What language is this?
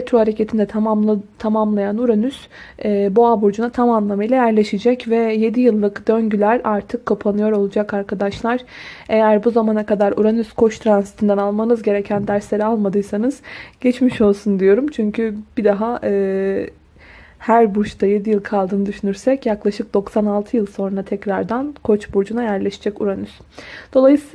Turkish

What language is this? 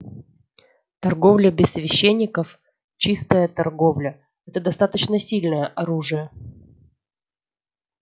Russian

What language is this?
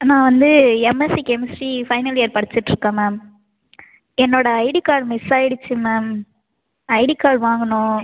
Tamil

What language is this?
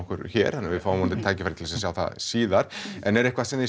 Icelandic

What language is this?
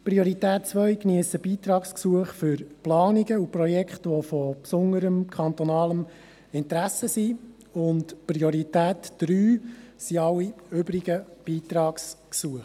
Swiss German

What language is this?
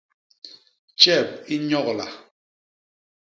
Basaa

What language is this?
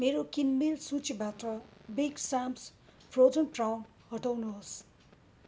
Nepali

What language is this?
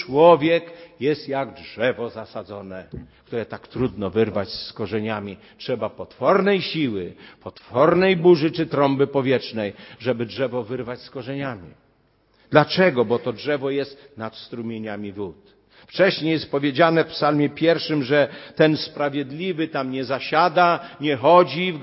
Polish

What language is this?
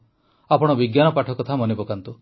Odia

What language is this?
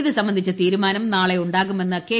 Malayalam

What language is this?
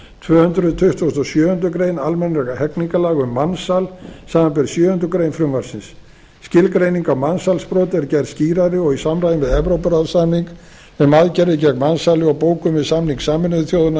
Icelandic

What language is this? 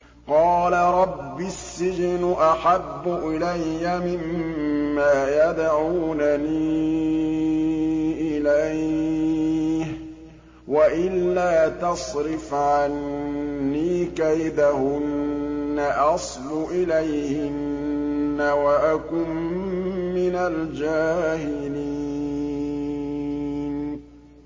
Arabic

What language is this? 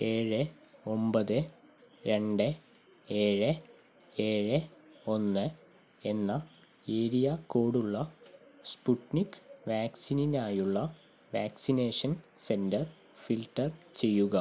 Malayalam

